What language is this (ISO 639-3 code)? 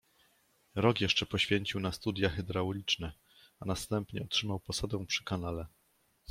pol